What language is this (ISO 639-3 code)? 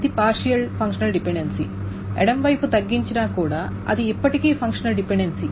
tel